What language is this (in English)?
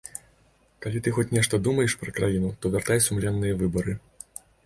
Belarusian